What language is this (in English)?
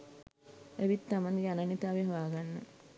Sinhala